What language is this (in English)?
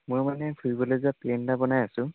Assamese